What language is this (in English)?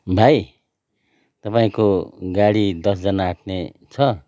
Nepali